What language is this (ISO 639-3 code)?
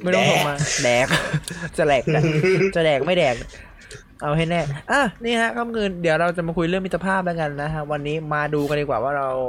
tha